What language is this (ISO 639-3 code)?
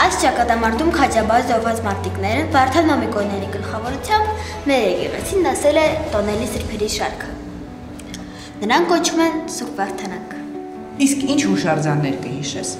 tur